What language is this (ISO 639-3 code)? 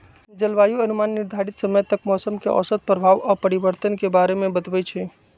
mag